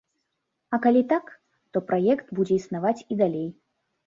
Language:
Belarusian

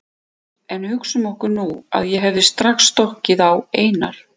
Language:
Icelandic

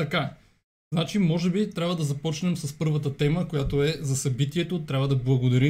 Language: Bulgarian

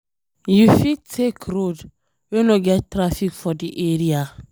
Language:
Nigerian Pidgin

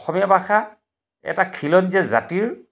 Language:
Assamese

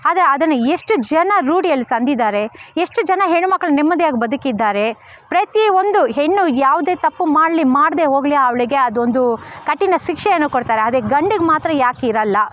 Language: Kannada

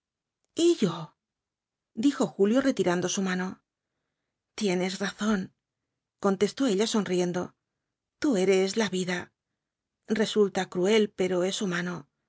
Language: Spanish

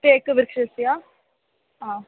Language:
Sanskrit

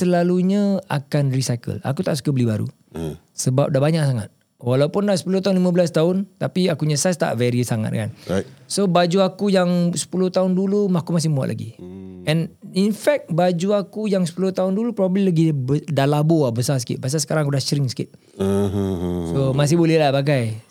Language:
Malay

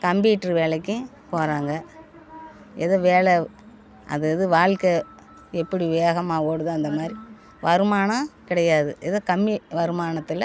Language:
Tamil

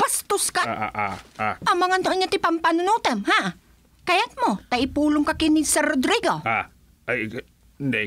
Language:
Filipino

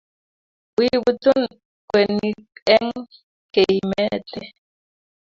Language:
Kalenjin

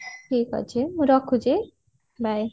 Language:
Odia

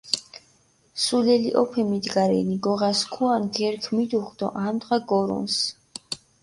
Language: Mingrelian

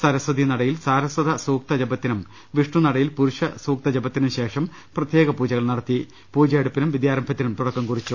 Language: Malayalam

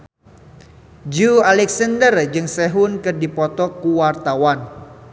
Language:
Sundanese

